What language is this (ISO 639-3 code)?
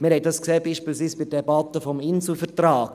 gsw